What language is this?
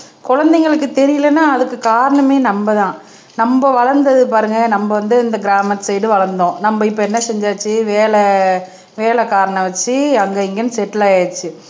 Tamil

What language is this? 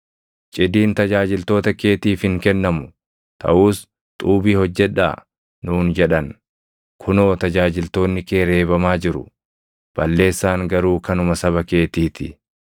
Oromo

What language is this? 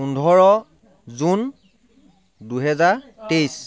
Assamese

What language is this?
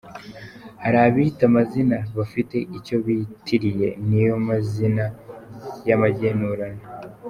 Kinyarwanda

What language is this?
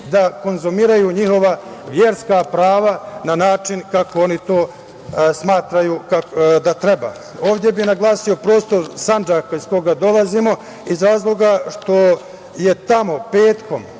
Serbian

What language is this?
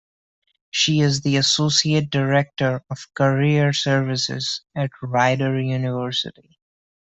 English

